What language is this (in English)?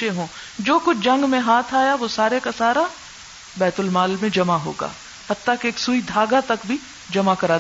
Urdu